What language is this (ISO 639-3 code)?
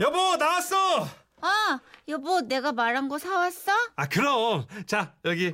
kor